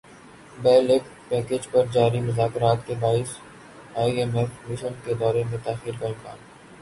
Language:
Urdu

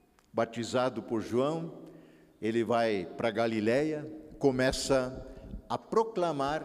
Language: Portuguese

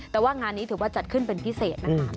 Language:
Thai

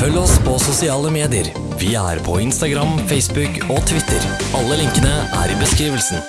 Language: Norwegian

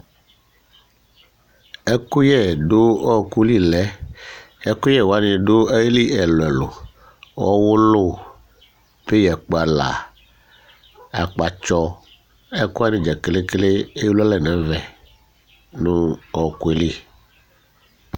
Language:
Ikposo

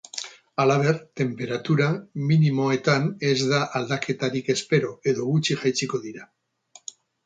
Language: Basque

